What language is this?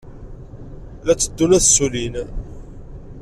Kabyle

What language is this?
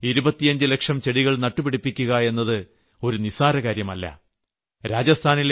Malayalam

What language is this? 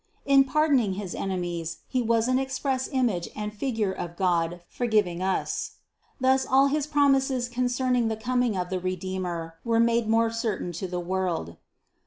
English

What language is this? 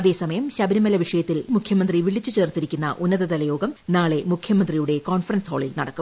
Malayalam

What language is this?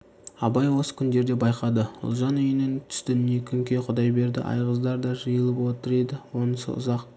Kazakh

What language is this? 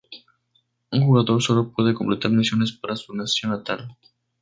Spanish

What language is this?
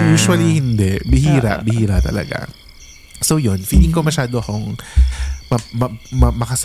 Filipino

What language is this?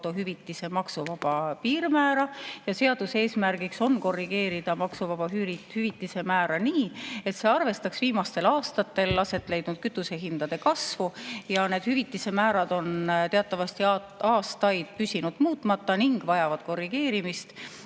Estonian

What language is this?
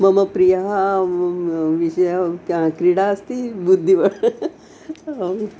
Sanskrit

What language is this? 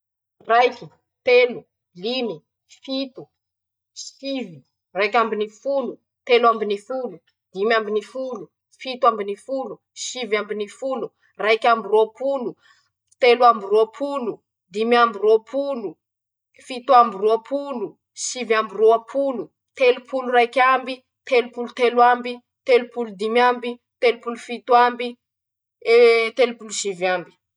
Masikoro Malagasy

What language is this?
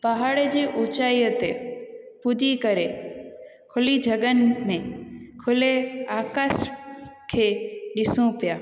Sindhi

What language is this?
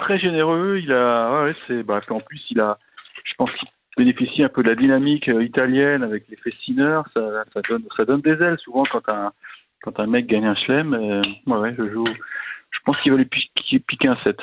French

